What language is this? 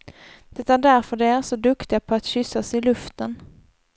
Swedish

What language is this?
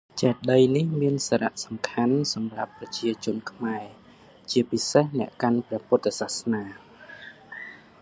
Khmer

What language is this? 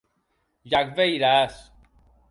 Occitan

